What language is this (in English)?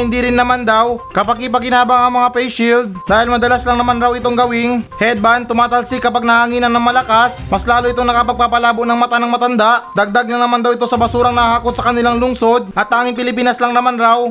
Filipino